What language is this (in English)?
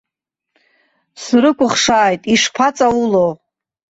Abkhazian